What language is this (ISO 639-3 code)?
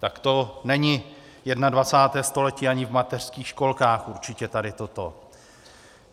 ces